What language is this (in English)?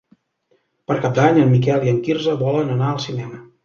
Catalan